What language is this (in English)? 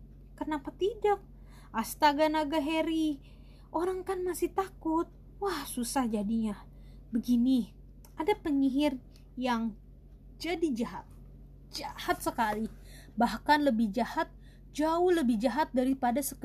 Indonesian